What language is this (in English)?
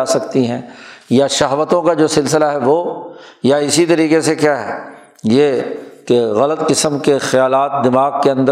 Urdu